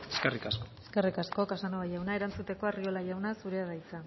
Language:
Basque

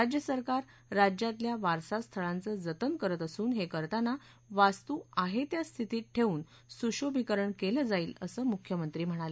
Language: Marathi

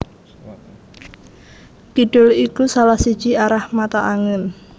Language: Javanese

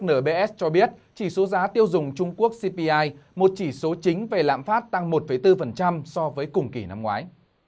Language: Vietnamese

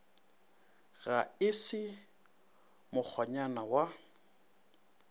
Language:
Northern Sotho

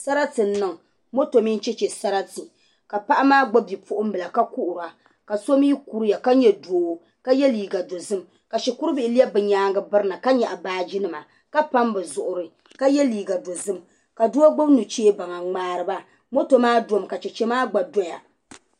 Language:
Dagbani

